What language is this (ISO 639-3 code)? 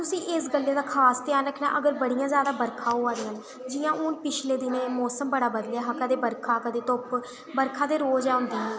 doi